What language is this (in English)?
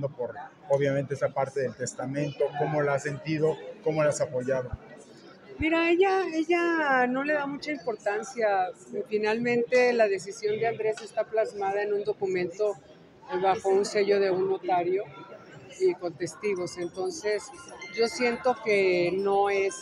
Spanish